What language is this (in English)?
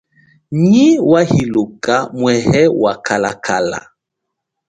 Chokwe